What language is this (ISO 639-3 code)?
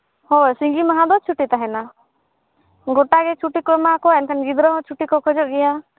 sat